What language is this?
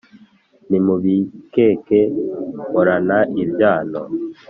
Kinyarwanda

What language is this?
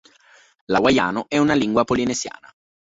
Italian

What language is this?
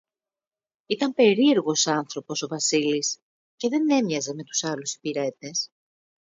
Greek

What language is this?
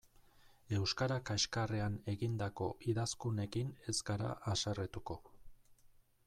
Basque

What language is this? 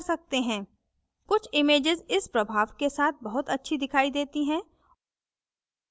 Hindi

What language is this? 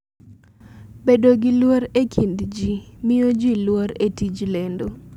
Luo (Kenya and Tanzania)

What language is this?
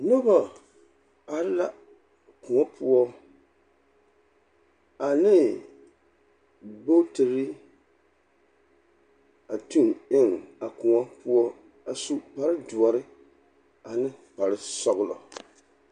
Southern Dagaare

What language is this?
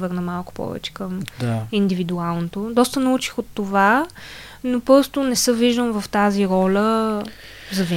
Bulgarian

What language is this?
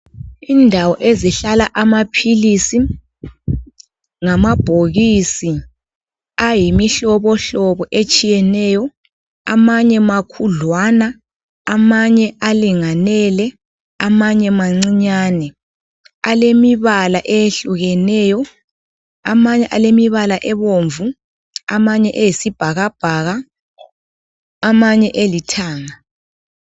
North Ndebele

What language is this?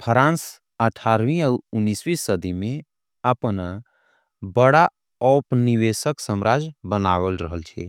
Angika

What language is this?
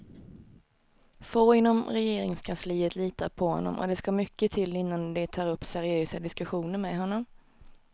Swedish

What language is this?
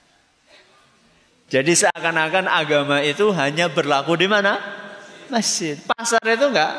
Indonesian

